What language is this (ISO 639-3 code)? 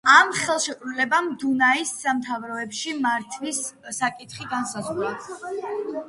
kat